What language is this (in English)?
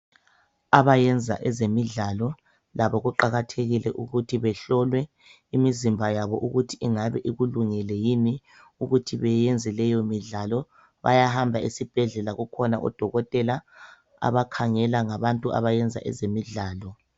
North Ndebele